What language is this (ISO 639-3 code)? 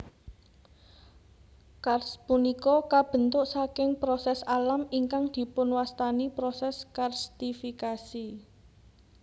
jav